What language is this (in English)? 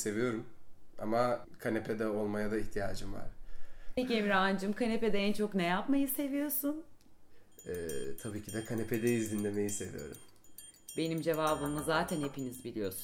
Turkish